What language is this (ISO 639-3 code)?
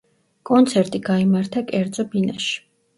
kat